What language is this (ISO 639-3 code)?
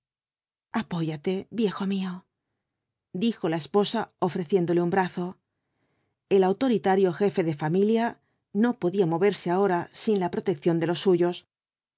spa